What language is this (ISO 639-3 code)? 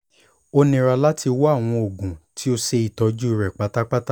yor